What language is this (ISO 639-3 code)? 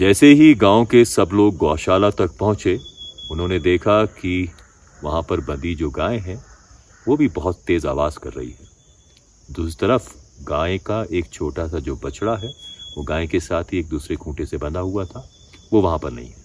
hin